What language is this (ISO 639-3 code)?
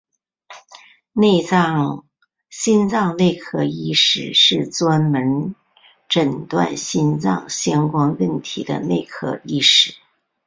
zho